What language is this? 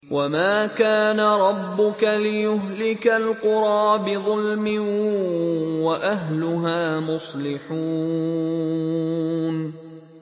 Arabic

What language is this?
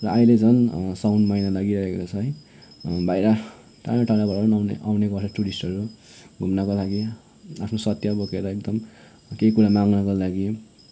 Nepali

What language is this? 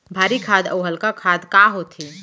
Chhattisgarhi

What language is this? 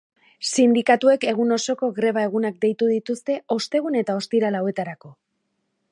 Basque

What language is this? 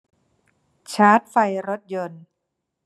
Thai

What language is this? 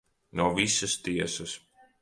Latvian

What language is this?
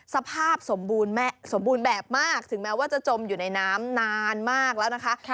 Thai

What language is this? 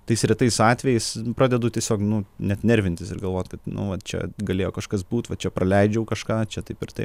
Lithuanian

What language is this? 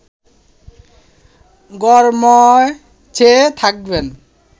Bangla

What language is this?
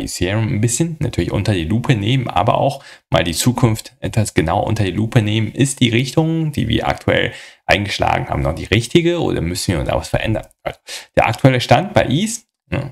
German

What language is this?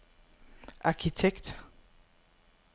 Danish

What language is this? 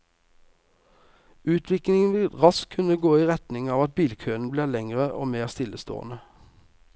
Norwegian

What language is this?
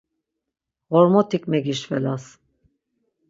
Laz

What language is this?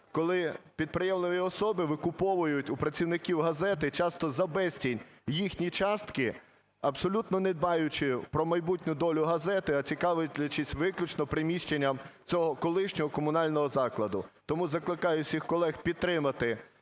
Ukrainian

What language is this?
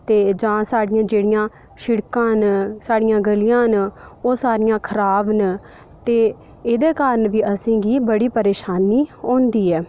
Dogri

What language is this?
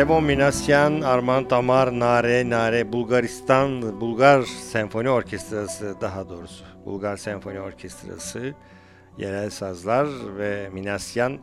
Turkish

